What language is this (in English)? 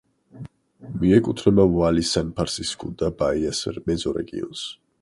Georgian